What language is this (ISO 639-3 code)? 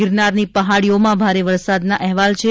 guj